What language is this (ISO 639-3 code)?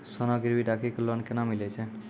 mai